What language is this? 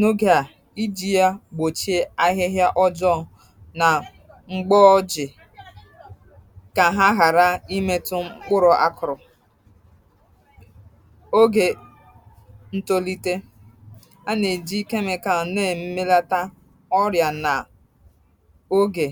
Igbo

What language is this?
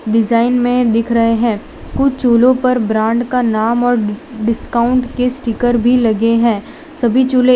Hindi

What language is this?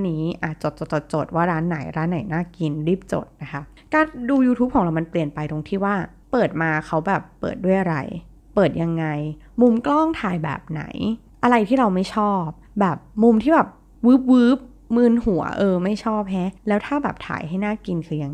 Thai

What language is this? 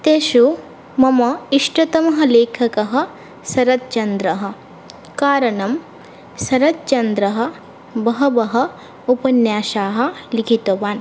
Sanskrit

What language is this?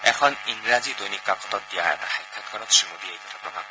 Assamese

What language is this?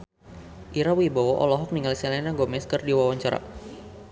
Sundanese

